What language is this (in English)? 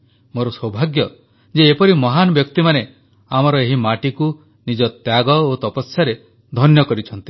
Odia